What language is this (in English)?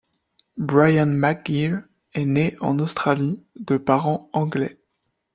French